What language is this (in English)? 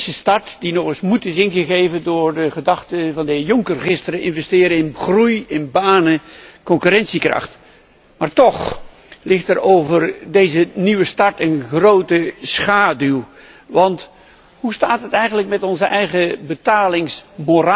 Dutch